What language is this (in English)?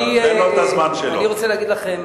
Hebrew